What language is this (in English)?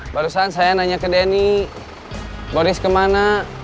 Indonesian